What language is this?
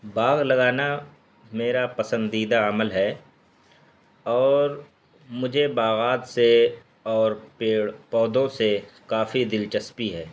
Urdu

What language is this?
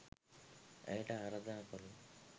Sinhala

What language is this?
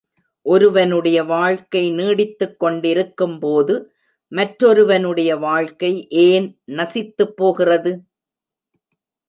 Tamil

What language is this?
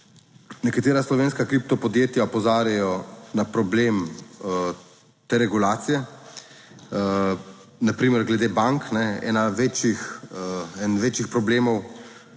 Slovenian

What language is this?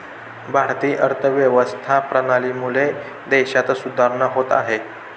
Marathi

